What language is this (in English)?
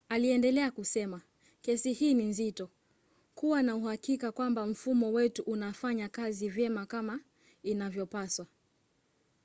Swahili